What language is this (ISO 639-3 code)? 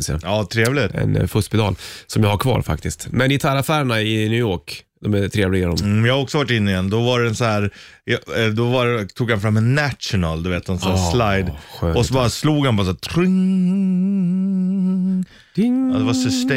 swe